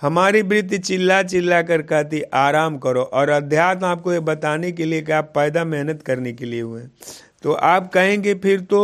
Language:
Hindi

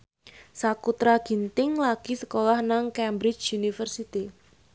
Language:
Javanese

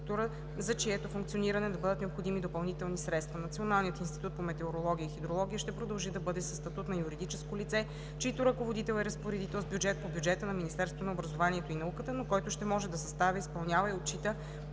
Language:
Bulgarian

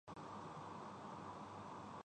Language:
Urdu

